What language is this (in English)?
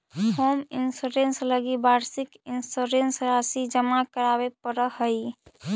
Magahi